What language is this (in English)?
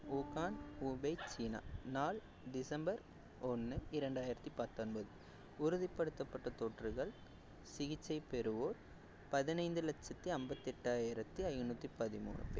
Tamil